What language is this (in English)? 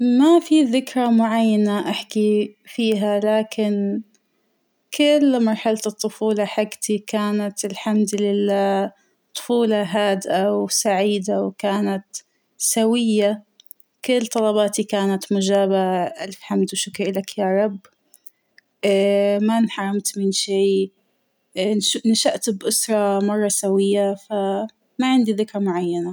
Hijazi Arabic